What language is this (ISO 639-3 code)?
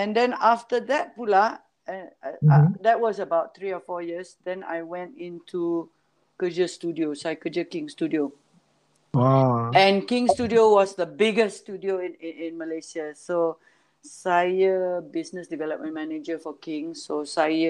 msa